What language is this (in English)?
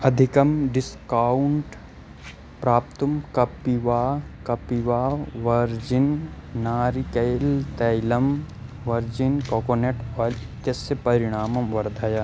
Sanskrit